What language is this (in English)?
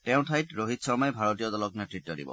Assamese